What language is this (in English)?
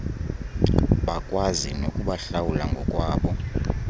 Xhosa